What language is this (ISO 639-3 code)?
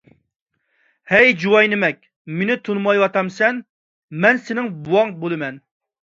uig